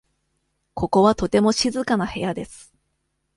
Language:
Japanese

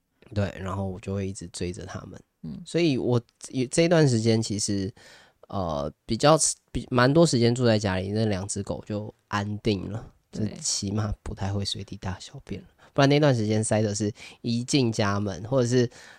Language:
Chinese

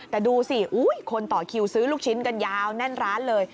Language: Thai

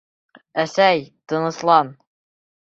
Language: Bashkir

